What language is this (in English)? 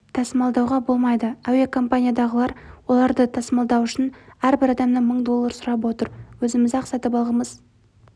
Kazakh